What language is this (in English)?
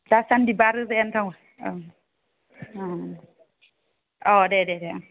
Bodo